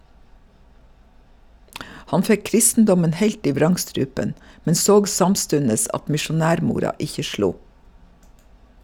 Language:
Norwegian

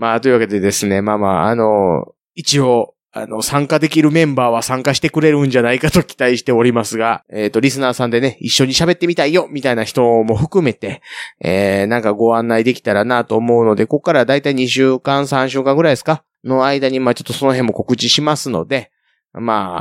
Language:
Japanese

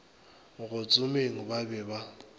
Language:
Northern Sotho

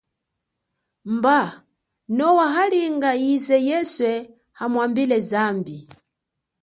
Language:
Chokwe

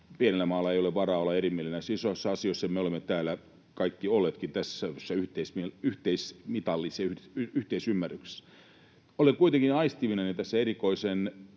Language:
Finnish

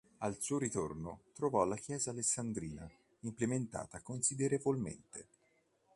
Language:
Italian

